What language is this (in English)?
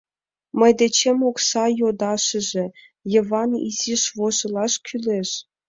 Mari